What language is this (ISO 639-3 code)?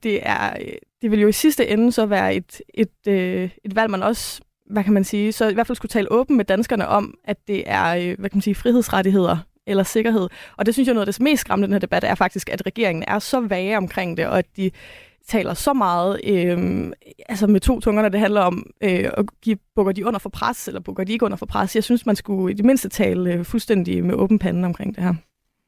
dan